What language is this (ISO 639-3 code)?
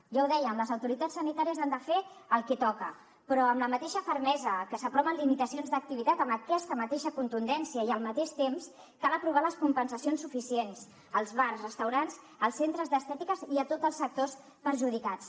cat